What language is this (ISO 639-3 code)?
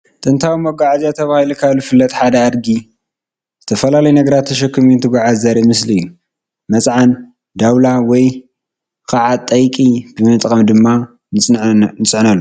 tir